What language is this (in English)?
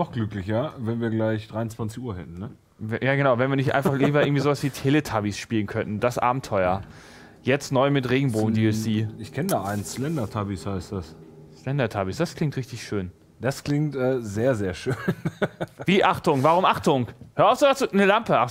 German